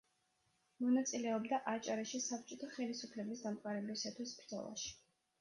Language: Georgian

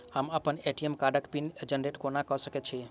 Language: Maithili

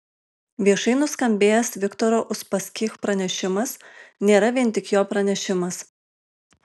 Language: Lithuanian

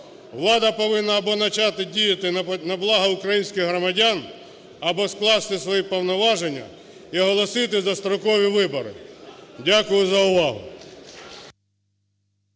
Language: Ukrainian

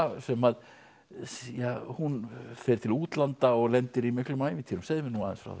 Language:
Icelandic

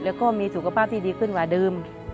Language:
Thai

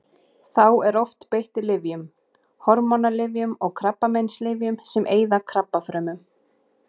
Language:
Icelandic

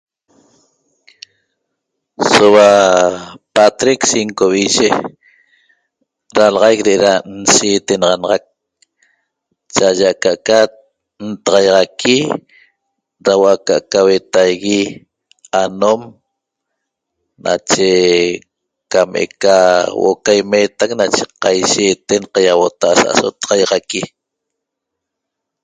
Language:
Toba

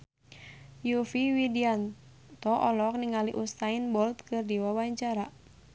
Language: Sundanese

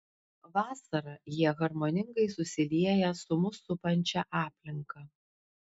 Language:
Lithuanian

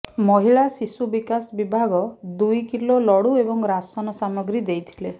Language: Odia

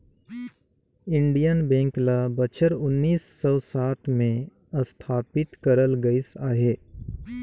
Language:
Chhattisgarhi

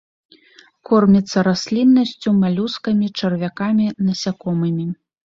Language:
Belarusian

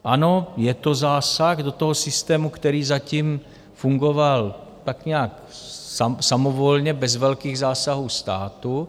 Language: Czech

